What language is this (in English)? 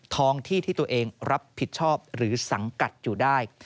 Thai